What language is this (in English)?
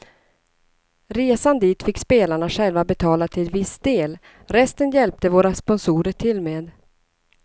Swedish